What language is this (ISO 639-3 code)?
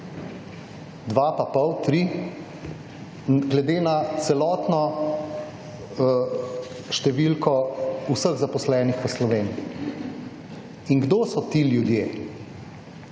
slv